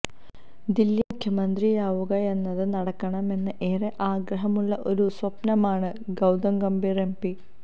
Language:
Malayalam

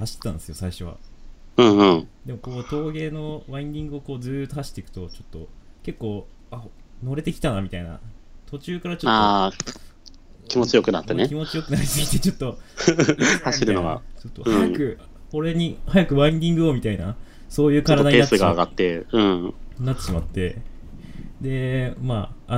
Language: Japanese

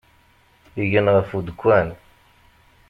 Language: Kabyle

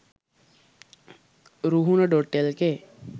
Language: Sinhala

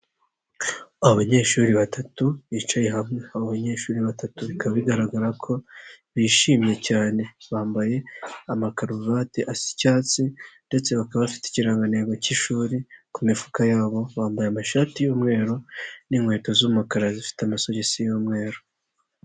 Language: Kinyarwanda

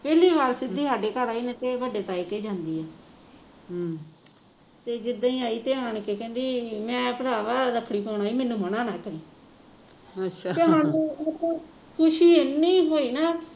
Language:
Punjabi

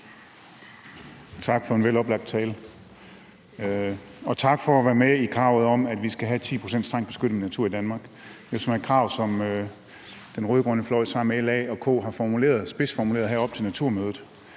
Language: Danish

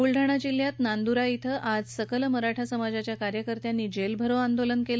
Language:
Marathi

